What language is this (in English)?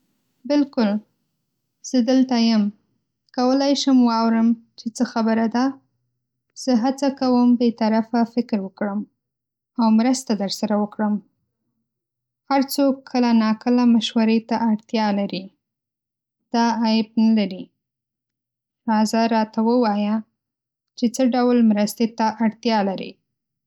Pashto